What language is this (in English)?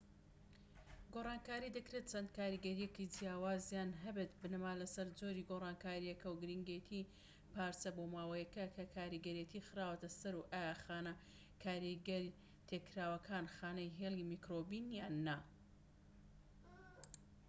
Central Kurdish